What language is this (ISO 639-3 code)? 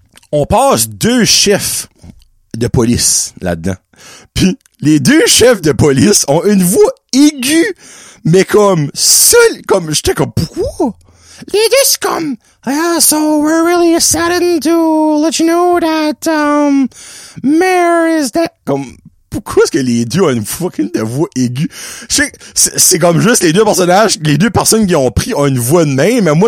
fra